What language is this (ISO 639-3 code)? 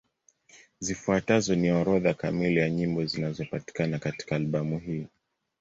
swa